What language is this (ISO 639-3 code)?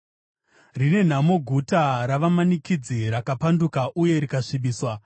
sna